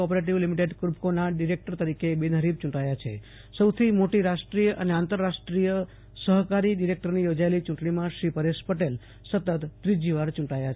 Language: Gujarati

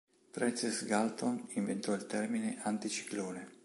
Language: Italian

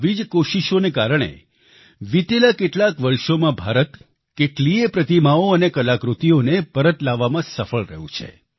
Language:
Gujarati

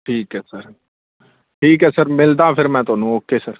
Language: Punjabi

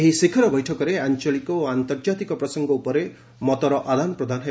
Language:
Odia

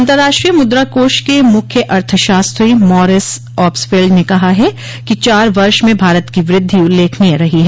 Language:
Hindi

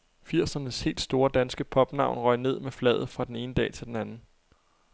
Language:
Danish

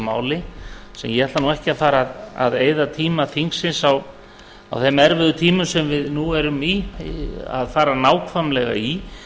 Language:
Icelandic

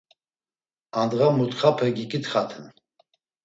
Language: Laz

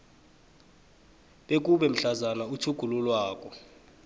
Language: South Ndebele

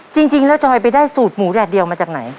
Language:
Thai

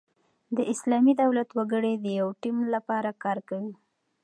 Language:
Pashto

